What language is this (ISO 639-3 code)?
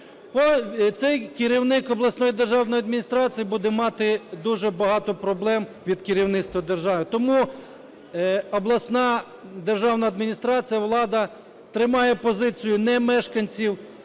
ukr